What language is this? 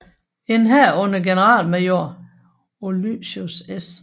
Danish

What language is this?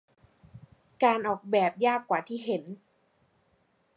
Thai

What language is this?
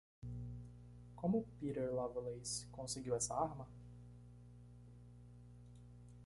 Portuguese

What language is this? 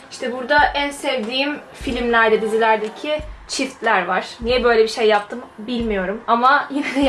Turkish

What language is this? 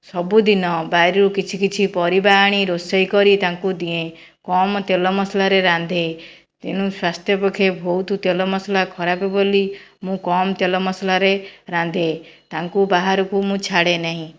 Odia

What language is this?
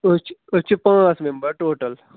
Kashmiri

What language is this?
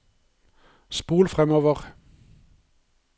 Norwegian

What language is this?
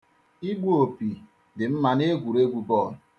Igbo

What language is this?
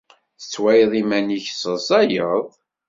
Kabyle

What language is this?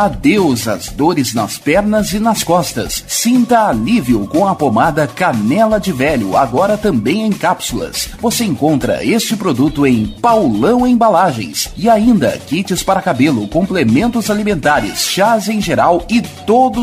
Portuguese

